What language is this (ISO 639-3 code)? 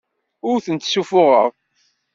kab